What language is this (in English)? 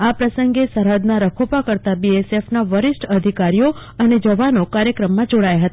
Gujarati